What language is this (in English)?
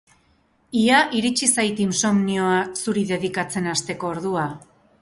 Basque